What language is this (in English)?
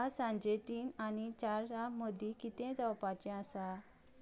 Konkani